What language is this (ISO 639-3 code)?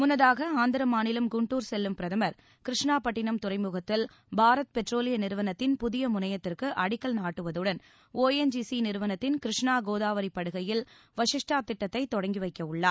tam